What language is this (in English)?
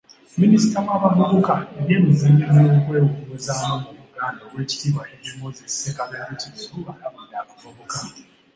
Ganda